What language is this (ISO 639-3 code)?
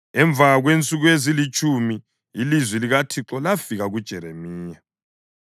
nde